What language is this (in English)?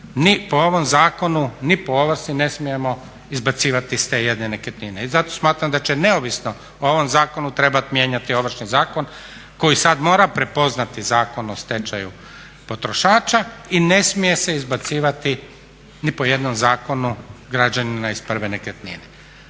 Croatian